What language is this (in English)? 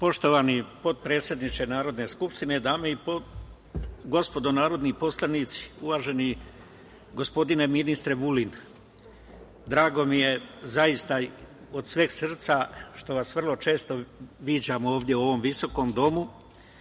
Serbian